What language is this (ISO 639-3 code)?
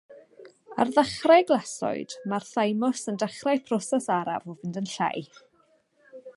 cym